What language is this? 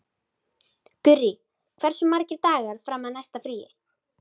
Icelandic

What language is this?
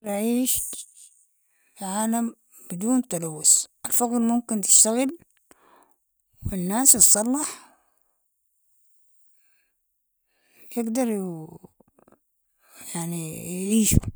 Sudanese Arabic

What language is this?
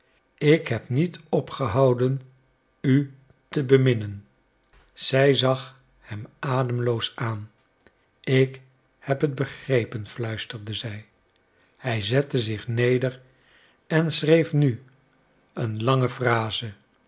Dutch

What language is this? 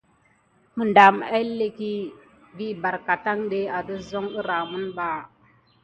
Gidar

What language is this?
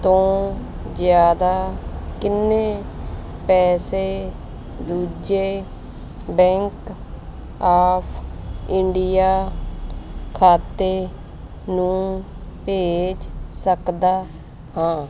Punjabi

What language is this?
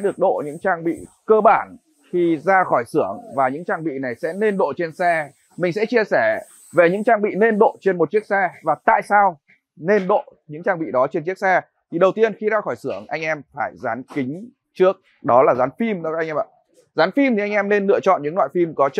Vietnamese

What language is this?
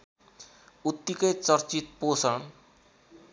Nepali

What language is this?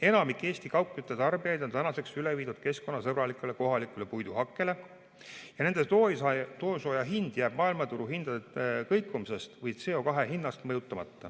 Estonian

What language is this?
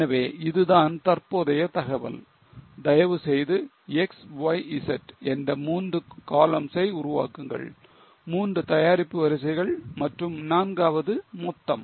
Tamil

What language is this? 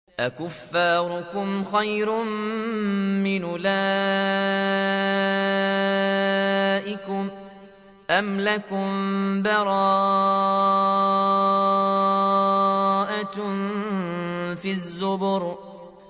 Arabic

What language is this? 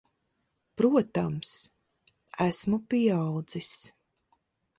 Latvian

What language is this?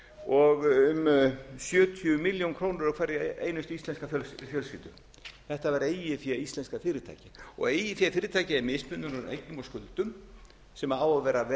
Icelandic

